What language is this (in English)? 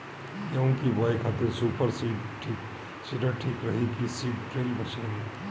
Bhojpuri